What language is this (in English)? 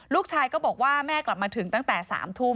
Thai